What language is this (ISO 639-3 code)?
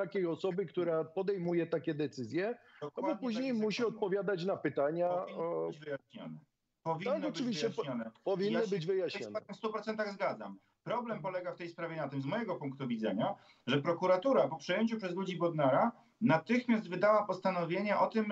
pol